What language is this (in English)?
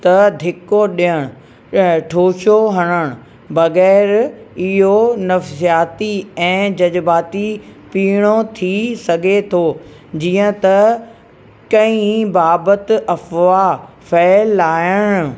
Sindhi